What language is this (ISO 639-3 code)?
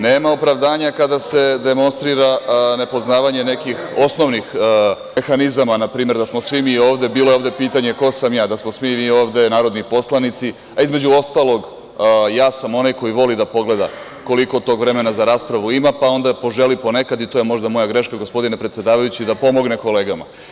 srp